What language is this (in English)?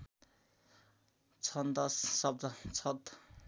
Nepali